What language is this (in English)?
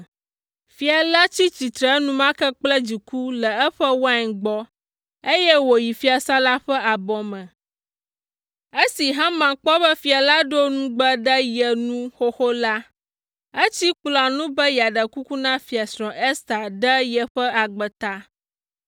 Ewe